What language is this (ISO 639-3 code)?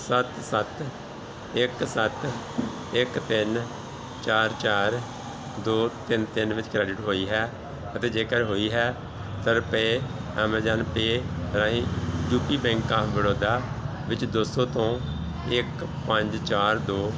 pan